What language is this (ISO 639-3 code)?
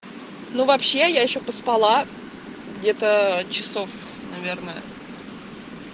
rus